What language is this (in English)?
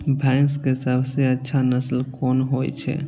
Maithili